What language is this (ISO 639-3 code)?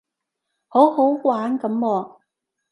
yue